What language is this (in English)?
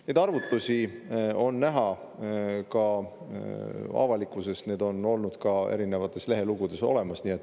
Estonian